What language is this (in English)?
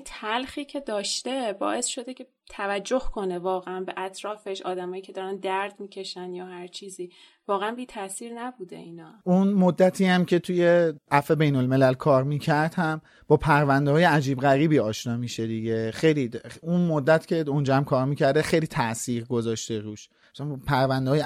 Persian